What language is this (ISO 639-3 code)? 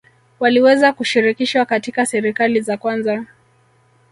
swa